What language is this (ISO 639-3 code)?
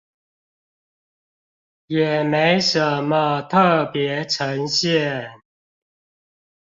zho